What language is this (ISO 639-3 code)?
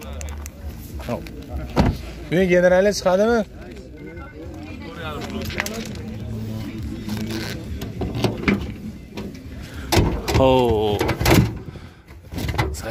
tur